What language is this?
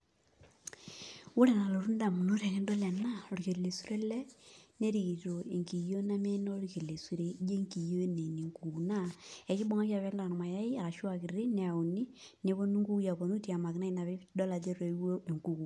Masai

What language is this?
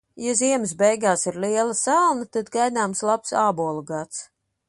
Latvian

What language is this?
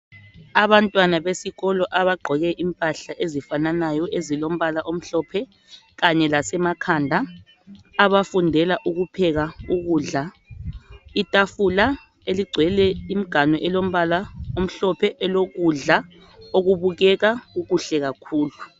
North Ndebele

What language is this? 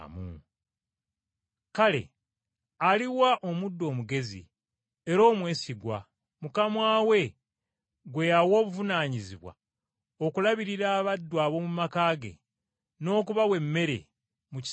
Ganda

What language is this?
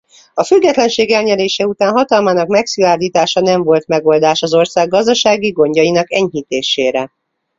Hungarian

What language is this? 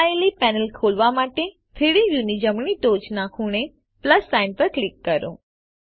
Gujarati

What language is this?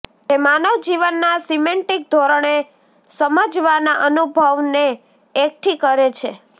Gujarati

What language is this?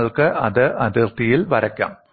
Malayalam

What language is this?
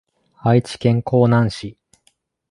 Japanese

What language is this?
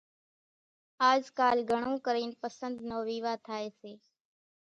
Kachi Koli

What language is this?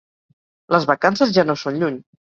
Catalan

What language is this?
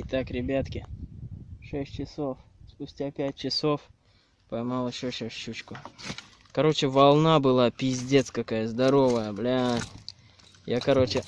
Russian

